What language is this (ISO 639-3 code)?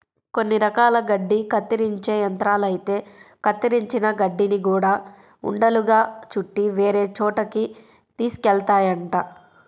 tel